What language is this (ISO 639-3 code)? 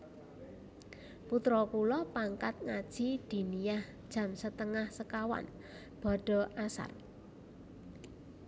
jav